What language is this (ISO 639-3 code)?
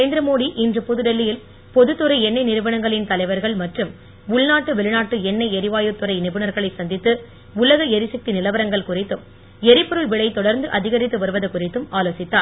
tam